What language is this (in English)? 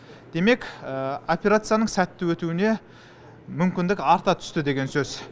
Kazakh